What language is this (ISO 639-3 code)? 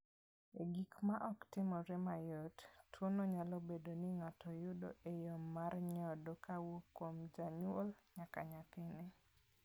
luo